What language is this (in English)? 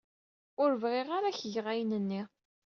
Kabyle